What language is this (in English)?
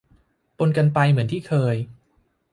Thai